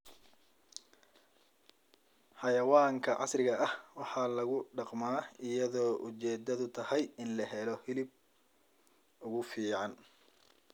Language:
Somali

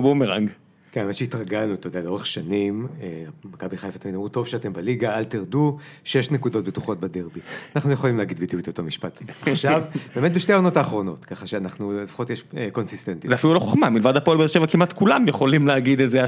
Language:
Hebrew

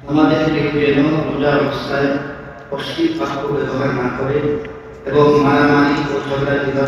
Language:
Arabic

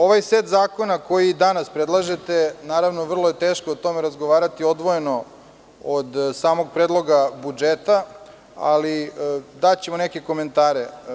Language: Serbian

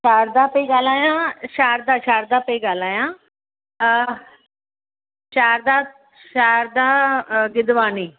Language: Sindhi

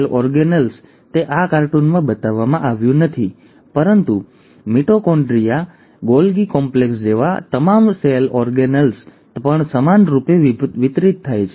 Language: Gujarati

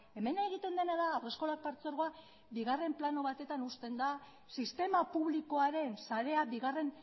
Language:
Basque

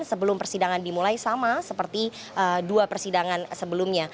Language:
Indonesian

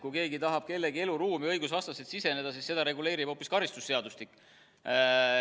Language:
Estonian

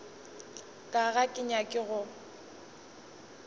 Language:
Northern Sotho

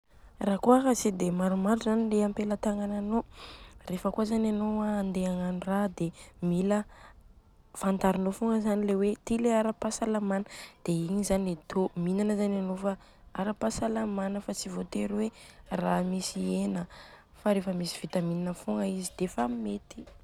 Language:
Southern Betsimisaraka Malagasy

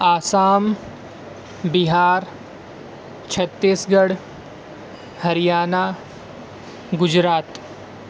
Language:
Urdu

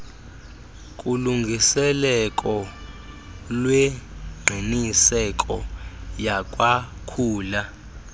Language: Xhosa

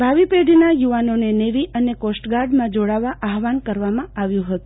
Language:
Gujarati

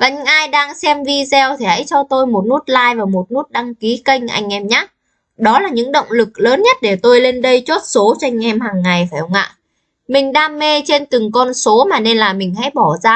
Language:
Vietnamese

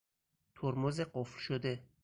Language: Persian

